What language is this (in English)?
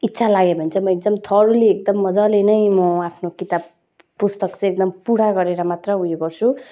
Nepali